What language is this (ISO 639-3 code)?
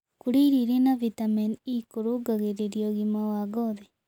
kik